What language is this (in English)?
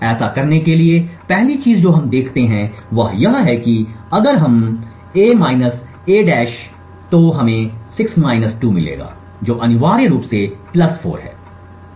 Hindi